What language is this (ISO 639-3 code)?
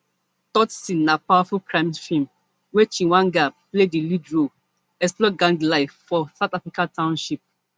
pcm